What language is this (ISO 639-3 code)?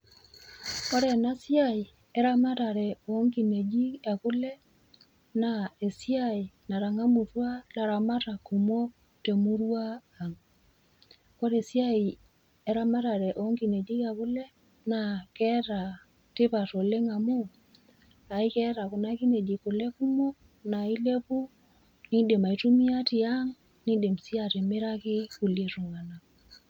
mas